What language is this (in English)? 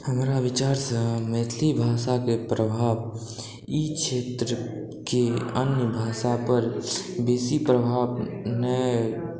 Maithili